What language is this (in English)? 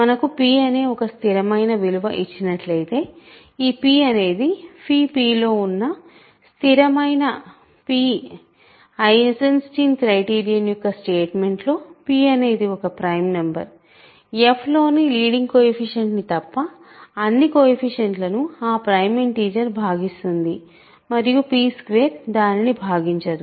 Telugu